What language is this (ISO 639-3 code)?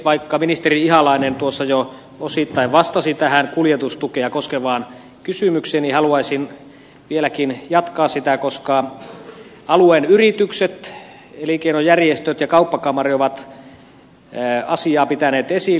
fin